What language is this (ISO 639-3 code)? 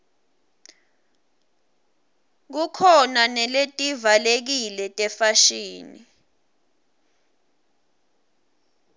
ssw